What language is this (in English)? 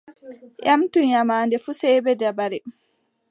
Adamawa Fulfulde